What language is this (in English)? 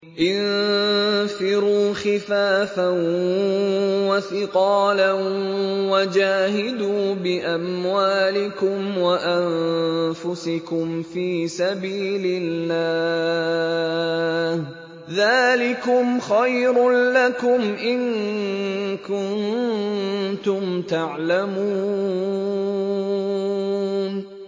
Arabic